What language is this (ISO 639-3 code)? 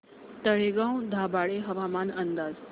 mar